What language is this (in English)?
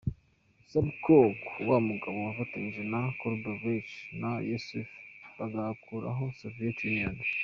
Kinyarwanda